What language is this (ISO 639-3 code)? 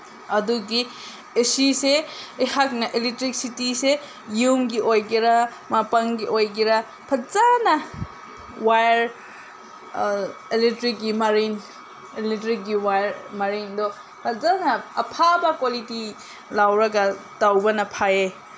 mni